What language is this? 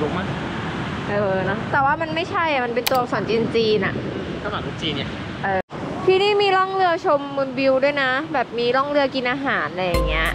Thai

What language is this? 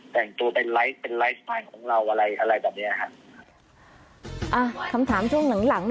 Thai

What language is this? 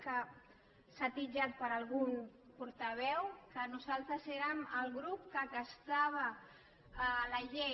Catalan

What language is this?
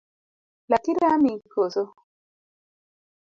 Luo (Kenya and Tanzania)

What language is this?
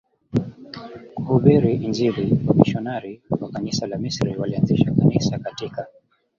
Swahili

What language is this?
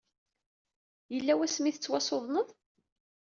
Kabyle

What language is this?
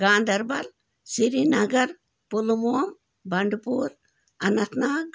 Kashmiri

